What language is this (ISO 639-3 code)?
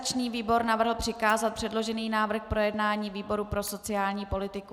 ces